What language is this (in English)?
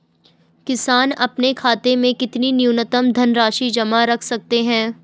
Hindi